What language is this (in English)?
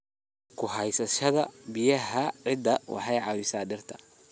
Somali